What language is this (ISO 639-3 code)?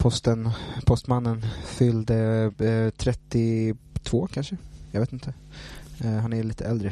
swe